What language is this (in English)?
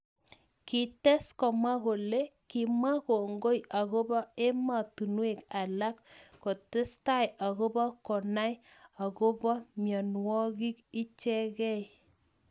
Kalenjin